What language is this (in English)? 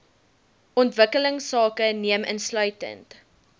Afrikaans